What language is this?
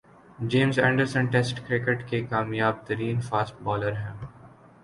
Urdu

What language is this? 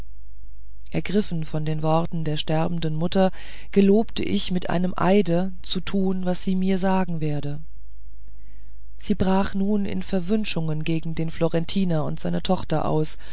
German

